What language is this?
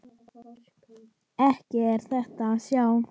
Icelandic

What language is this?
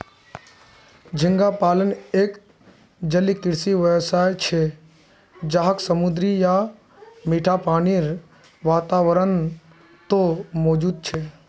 Magahi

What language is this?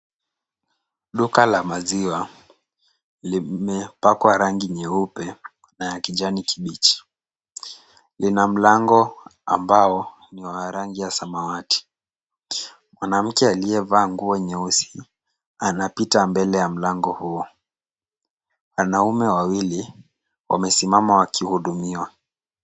Swahili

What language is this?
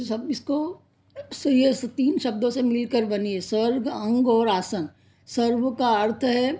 Hindi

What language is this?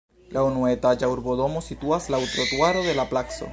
Esperanto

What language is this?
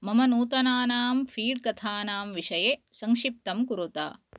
Sanskrit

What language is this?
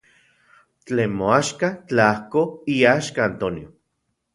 Central Puebla Nahuatl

